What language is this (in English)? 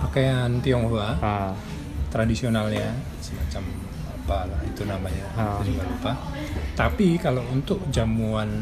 Indonesian